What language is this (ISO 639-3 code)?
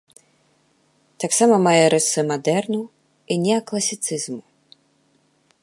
bel